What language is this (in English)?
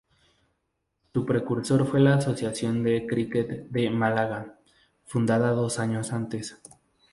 Spanish